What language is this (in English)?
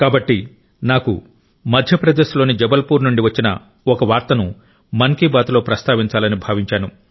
Telugu